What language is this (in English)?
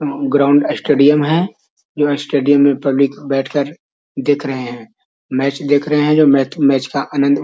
Magahi